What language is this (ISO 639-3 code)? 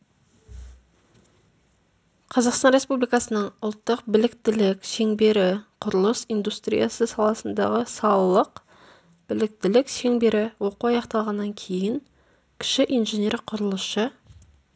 kaz